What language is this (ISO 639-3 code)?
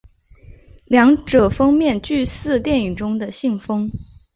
zho